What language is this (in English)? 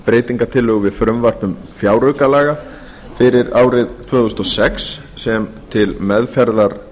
Icelandic